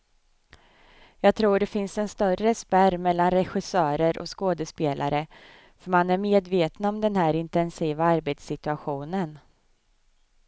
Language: Swedish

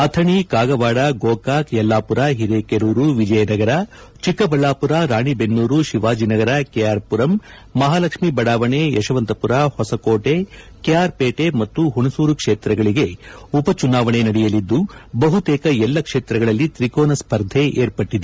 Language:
Kannada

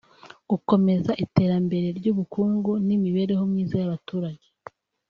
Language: Kinyarwanda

